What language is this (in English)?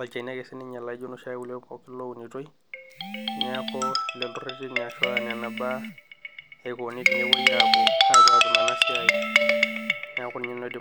Masai